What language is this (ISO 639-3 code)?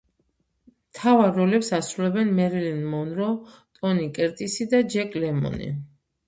kat